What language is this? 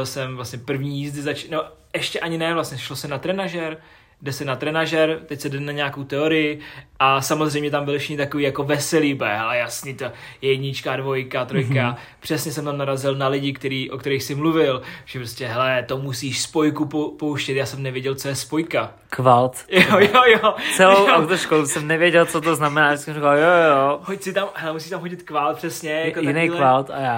Czech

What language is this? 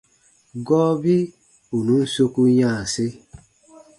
Baatonum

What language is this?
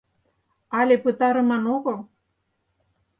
Mari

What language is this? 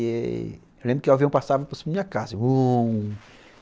Portuguese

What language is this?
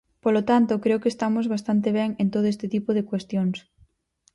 Galician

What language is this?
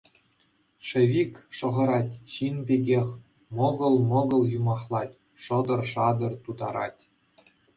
Chuvash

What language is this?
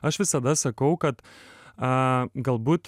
Lithuanian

